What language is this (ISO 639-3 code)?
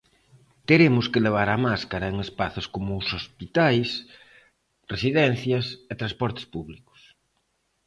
glg